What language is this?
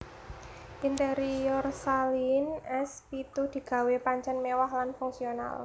Javanese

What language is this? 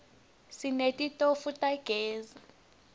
Swati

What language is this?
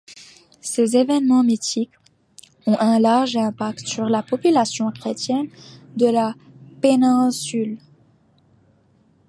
French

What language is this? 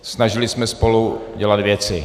Czech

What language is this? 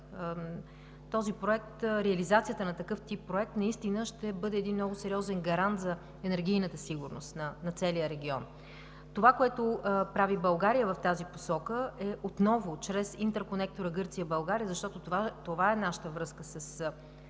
Bulgarian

